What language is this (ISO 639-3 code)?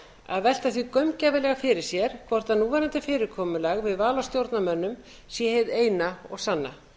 isl